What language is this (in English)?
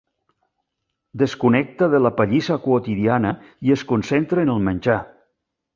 Catalan